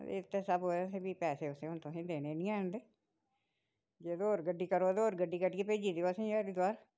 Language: Dogri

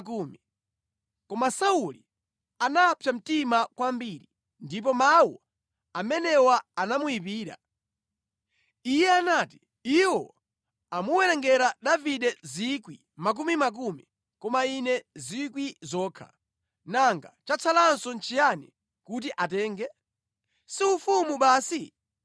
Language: Nyanja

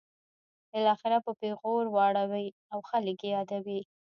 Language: Pashto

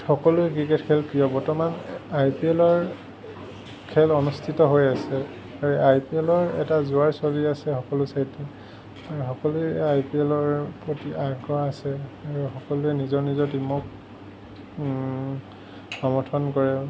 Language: Assamese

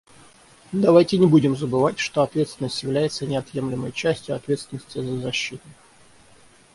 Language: Russian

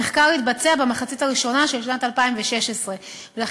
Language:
Hebrew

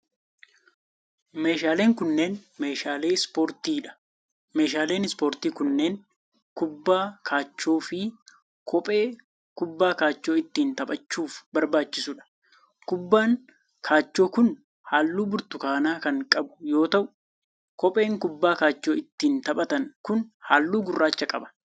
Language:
Oromo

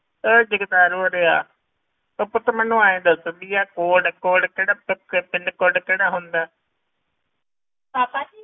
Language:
Punjabi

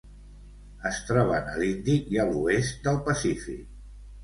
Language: Catalan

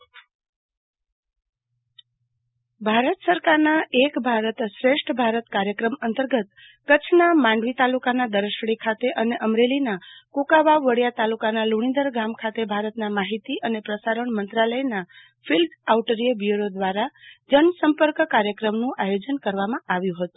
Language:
Gujarati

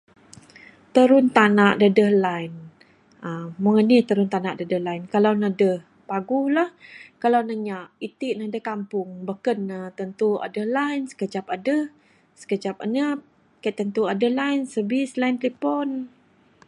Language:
Bukar-Sadung Bidayuh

